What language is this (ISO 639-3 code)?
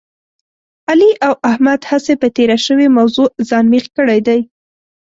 pus